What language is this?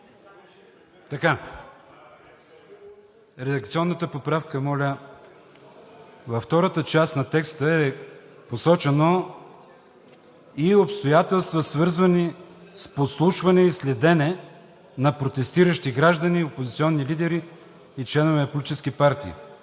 Bulgarian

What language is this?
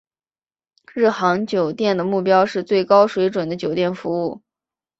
Chinese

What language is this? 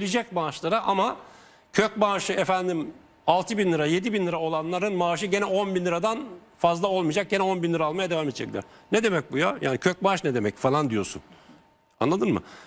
Turkish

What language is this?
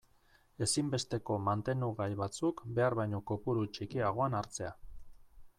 Basque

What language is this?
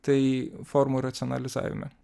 Lithuanian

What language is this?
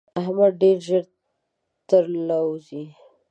Pashto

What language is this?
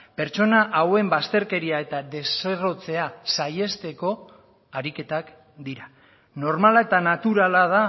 Basque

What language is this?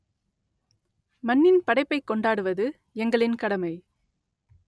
Tamil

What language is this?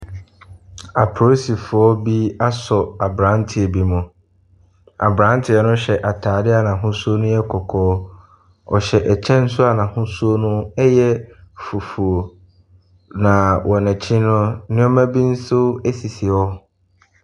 Akan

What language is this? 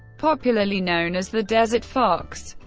English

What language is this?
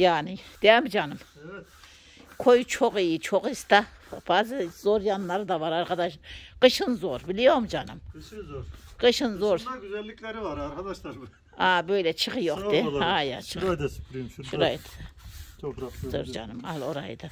Turkish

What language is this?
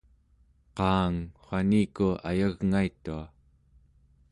Central Yupik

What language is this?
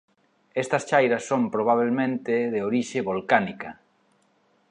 Galician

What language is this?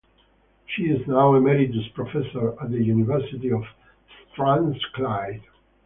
English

